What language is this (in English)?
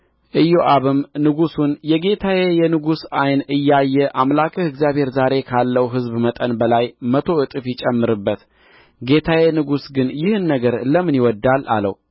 Amharic